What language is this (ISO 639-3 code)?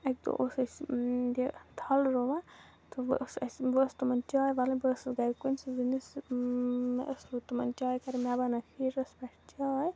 kas